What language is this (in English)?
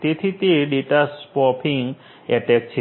Gujarati